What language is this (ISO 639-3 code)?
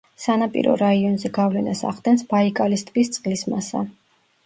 kat